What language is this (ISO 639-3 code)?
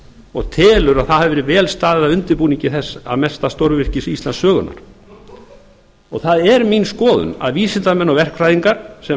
isl